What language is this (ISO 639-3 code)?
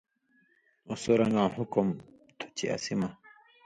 mvy